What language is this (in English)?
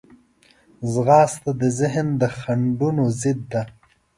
Pashto